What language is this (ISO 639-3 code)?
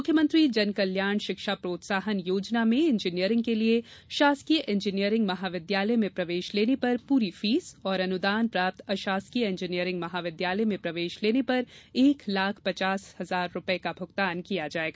hin